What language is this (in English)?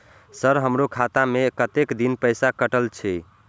Maithili